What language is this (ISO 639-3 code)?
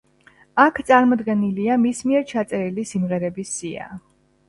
kat